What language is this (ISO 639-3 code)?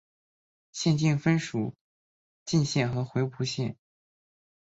zho